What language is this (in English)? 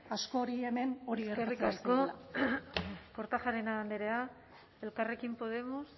Basque